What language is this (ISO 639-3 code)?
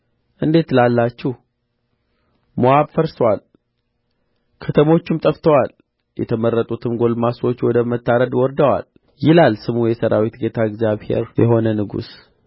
amh